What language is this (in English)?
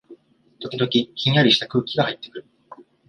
Japanese